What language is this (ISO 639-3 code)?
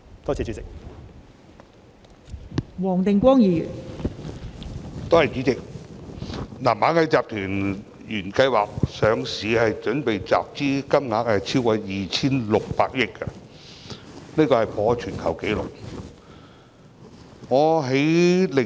yue